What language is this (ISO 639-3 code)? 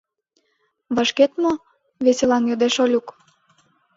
chm